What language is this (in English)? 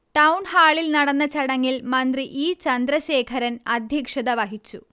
Malayalam